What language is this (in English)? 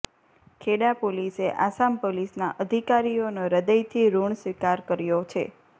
Gujarati